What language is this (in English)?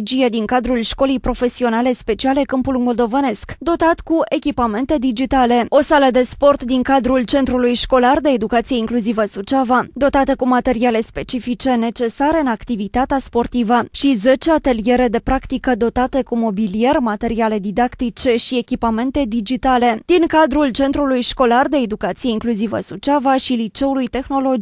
Romanian